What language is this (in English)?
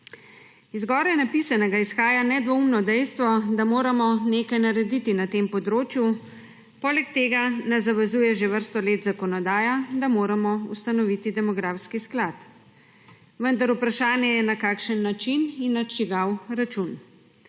Slovenian